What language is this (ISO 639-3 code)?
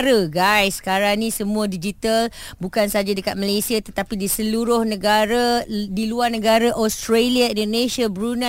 msa